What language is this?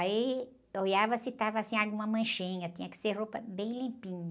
Portuguese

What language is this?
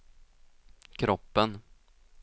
Swedish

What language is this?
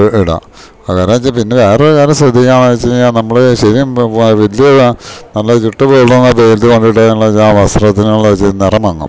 Malayalam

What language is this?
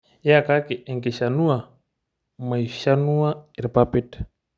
Masai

